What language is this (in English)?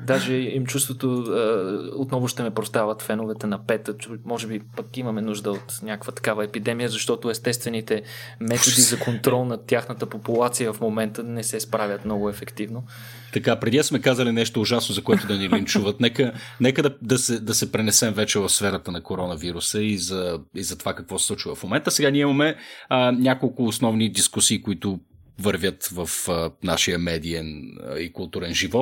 Bulgarian